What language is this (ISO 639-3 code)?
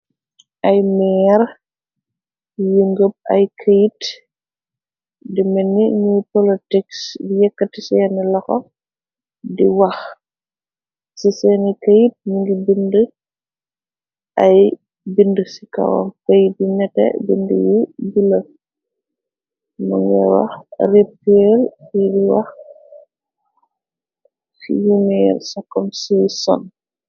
wol